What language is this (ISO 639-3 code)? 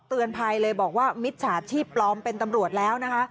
tha